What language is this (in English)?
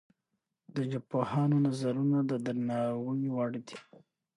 Pashto